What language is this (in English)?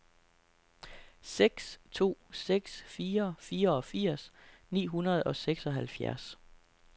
Danish